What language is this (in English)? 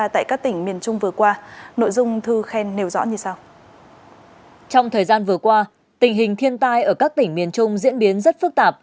Vietnamese